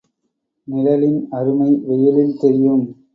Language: Tamil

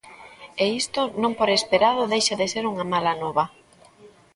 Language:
Galician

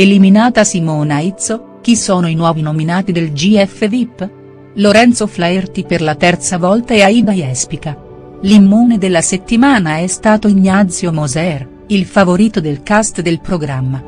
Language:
Italian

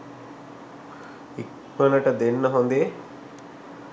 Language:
Sinhala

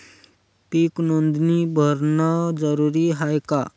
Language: Marathi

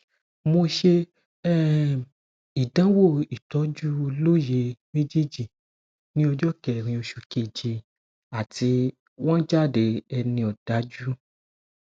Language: Yoruba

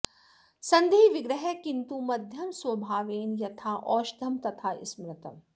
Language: Sanskrit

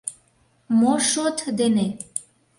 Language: Mari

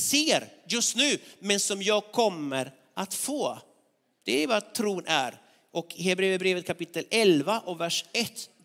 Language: Swedish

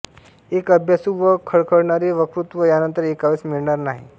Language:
Marathi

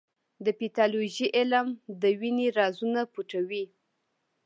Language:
Pashto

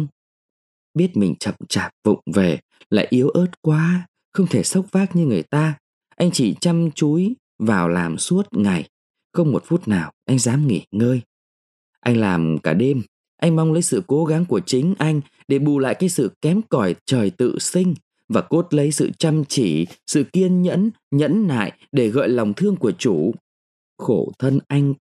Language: Vietnamese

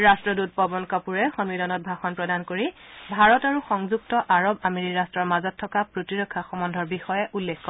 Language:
Assamese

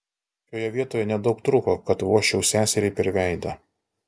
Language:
Lithuanian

